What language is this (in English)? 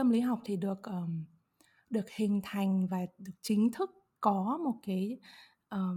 Vietnamese